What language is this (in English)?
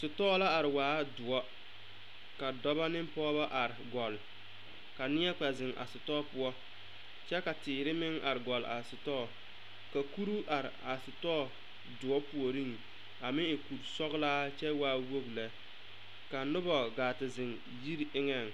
Southern Dagaare